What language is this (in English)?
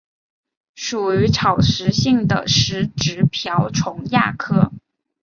Chinese